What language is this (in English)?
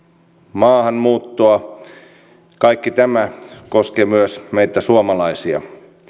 Finnish